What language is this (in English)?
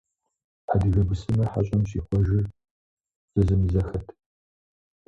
Kabardian